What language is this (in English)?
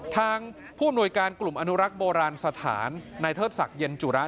Thai